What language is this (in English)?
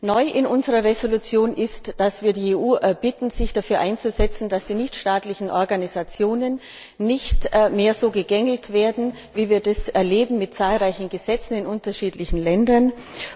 German